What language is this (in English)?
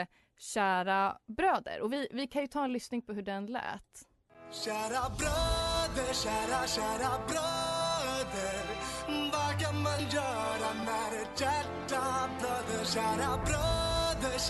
Swedish